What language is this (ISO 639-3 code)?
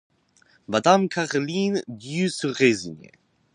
fra